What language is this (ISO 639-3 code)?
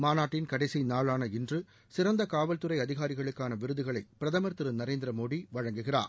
tam